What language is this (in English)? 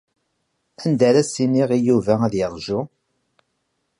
Kabyle